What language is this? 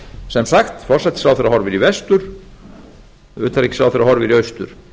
Icelandic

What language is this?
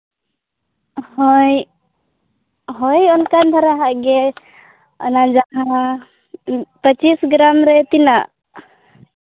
Santali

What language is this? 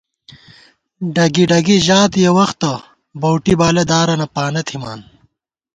Gawar-Bati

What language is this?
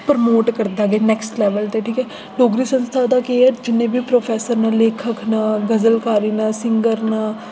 Dogri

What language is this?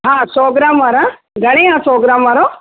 Sindhi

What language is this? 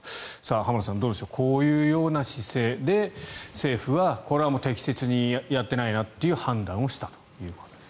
Japanese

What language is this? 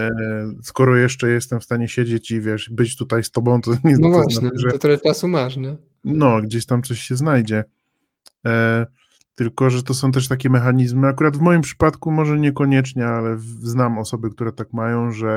Polish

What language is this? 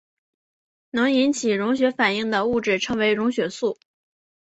Chinese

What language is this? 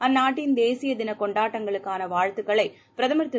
Tamil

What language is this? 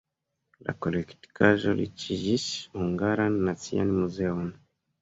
Esperanto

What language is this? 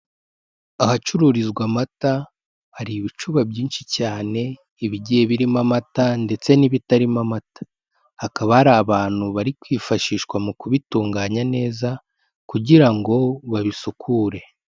Kinyarwanda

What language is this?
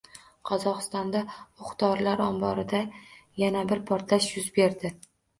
Uzbek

